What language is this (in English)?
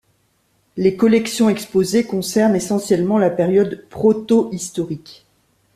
French